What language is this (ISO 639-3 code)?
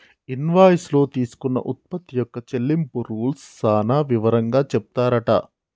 tel